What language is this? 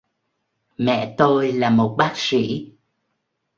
Vietnamese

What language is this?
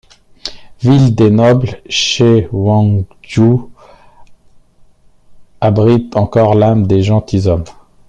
French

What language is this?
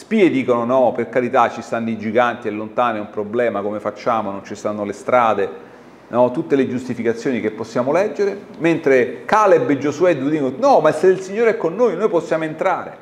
Italian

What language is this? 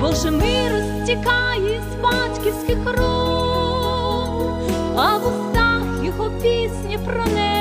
Ukrainian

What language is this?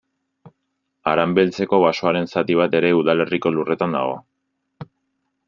Basque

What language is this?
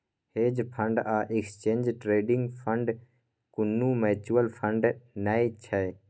Maithili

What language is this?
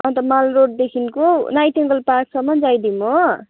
Nepali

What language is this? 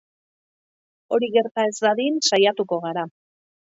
Basque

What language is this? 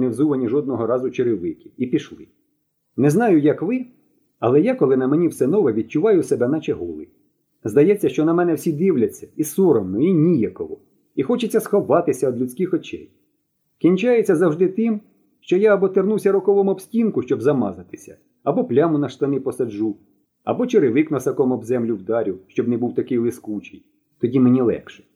Ukrainian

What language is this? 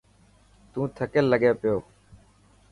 Dhatki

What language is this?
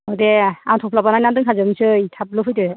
Bodo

